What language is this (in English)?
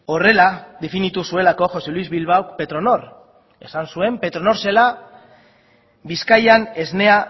Basque